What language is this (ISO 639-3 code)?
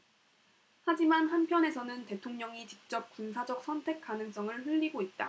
kor